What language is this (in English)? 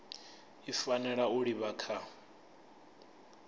Venda